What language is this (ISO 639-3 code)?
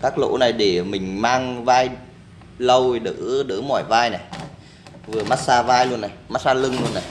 vie